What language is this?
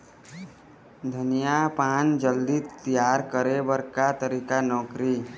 Chhattisgarhi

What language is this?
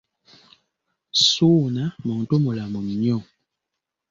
Ganda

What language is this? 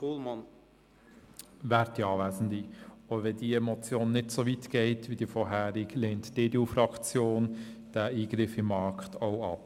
Swiss German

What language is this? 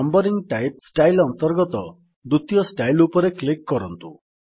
Odia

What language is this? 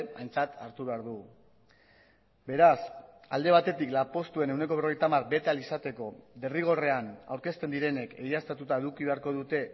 Basque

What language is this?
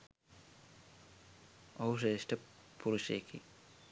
Sinhala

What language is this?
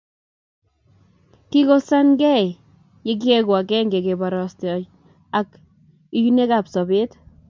Kalenjin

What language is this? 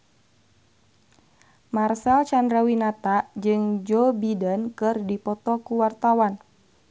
Sundanese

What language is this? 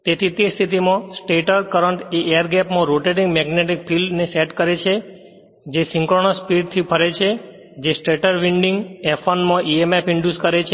Gujarati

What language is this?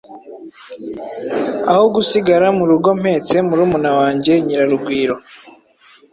Kinyarwanda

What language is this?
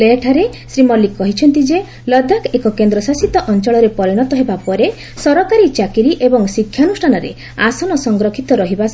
Odia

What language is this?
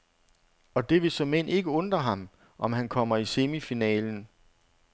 Danish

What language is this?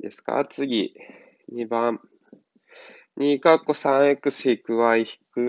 Japanese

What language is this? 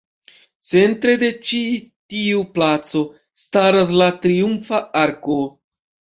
Esperanto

